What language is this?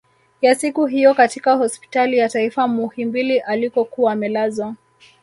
Swahili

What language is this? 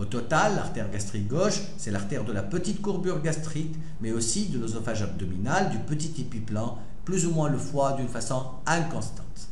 French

